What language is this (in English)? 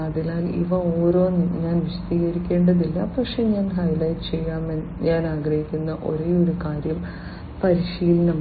Malayalam